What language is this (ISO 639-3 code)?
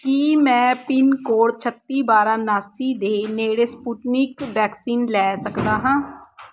pan